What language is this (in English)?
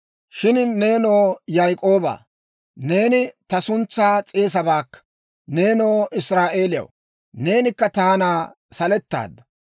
Dawro